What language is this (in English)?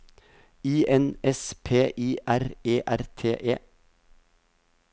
Norwegian